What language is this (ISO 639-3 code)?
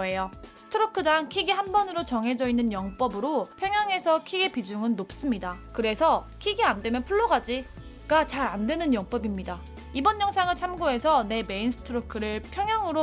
kor